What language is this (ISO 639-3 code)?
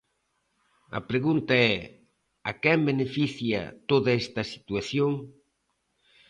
glg